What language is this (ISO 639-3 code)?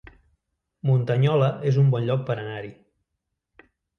cat